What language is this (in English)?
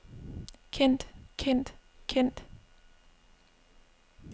Danish